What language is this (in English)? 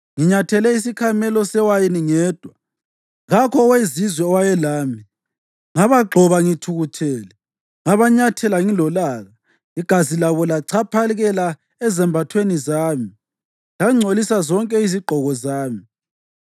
North Ndebele